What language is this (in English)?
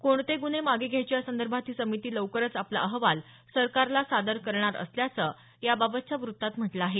Marathi